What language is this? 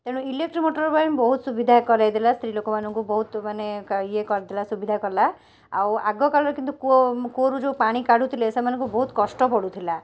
Odia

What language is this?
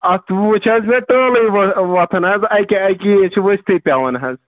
Kashmiri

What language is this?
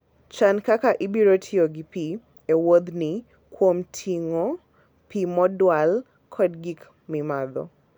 Luo (Kenya and Tanzania)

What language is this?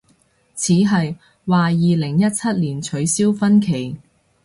Cantonese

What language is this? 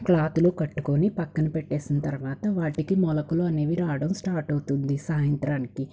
Telugu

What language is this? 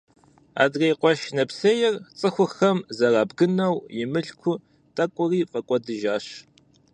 Kabardian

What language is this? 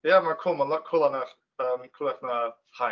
Welsh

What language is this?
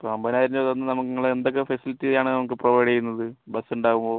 Malayalam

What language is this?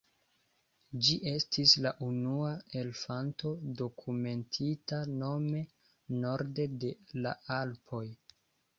Esperanto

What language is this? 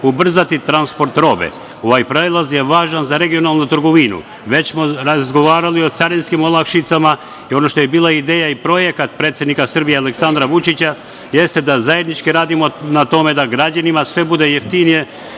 Serbian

